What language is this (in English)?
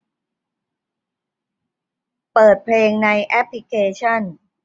Thai